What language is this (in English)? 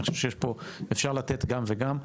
Hebrew